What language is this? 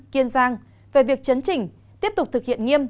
Vietnamese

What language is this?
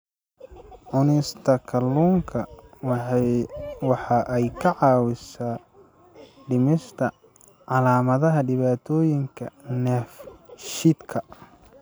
Somali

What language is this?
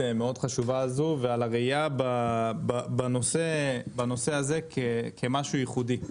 Hebrew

